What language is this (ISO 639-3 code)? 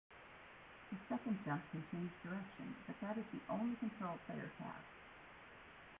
eng